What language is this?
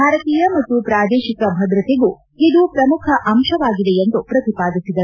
Kannada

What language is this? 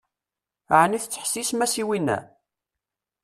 Kabyle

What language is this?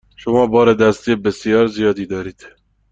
Persian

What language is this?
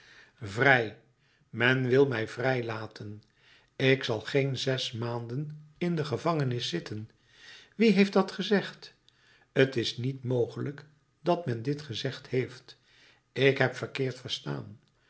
Dutch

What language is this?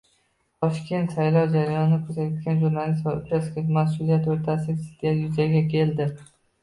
Uzbek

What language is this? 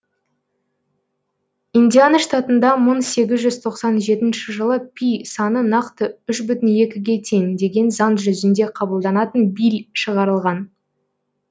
Kazakh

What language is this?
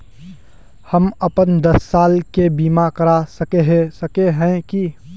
Magahi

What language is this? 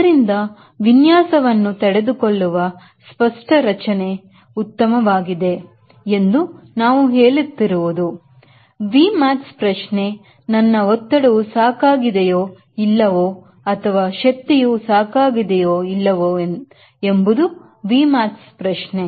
Kannada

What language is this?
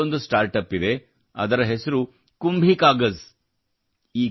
Kannada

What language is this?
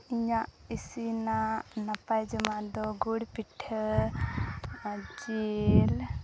Santali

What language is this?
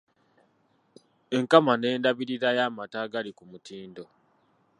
Ganda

